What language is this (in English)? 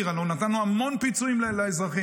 Hebrew